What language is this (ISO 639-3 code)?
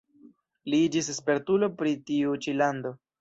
epo